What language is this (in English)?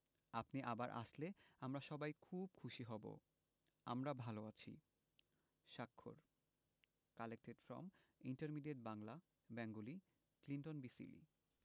Bangla